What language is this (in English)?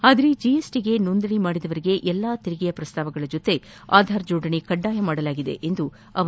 Kannada